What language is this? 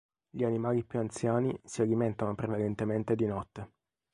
Italian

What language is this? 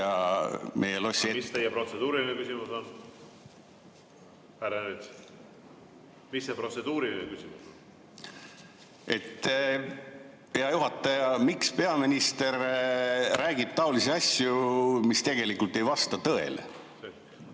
Estonian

